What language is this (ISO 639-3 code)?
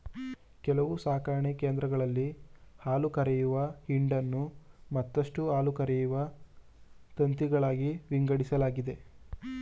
kan